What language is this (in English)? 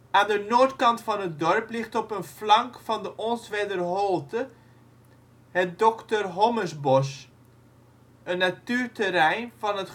Dutch